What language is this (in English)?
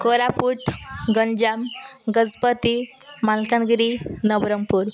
Odia